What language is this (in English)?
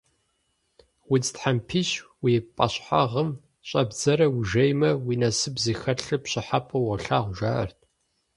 Kabardian